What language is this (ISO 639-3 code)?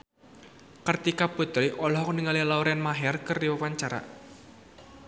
sun